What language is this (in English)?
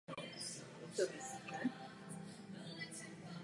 Czech